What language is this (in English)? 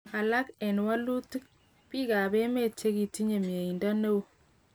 Kalenjin